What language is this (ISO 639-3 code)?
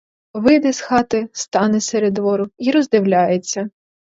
ukr